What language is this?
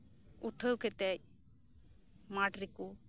Santali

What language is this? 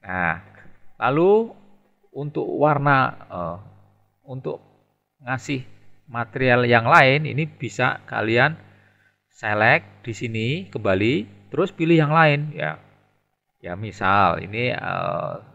Indonesian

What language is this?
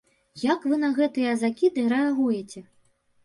Belarusian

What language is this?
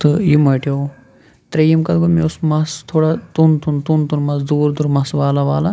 Kashmiri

